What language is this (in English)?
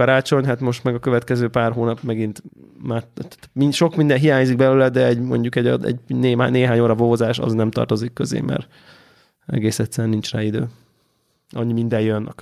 Hungarian